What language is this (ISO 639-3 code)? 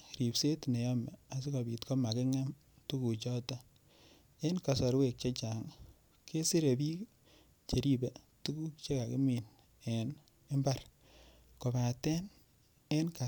kln